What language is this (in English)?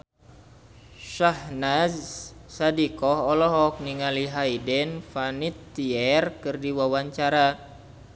Sundanese